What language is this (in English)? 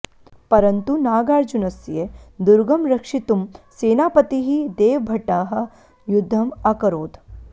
Sanskrit